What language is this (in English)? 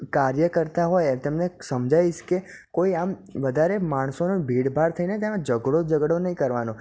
Gujarati